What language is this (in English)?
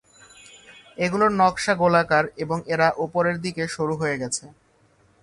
Bangla